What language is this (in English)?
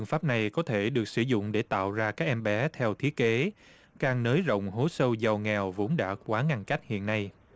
Vietnamese